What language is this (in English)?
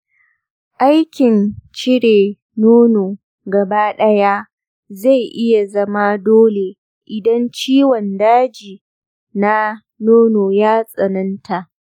Hausa